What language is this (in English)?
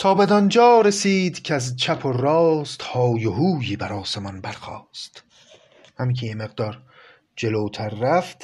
Persian